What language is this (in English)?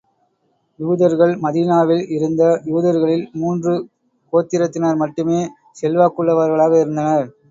Tamil